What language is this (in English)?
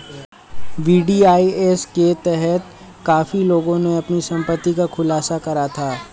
Hindi